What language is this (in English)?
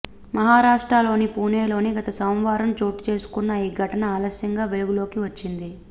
Telugu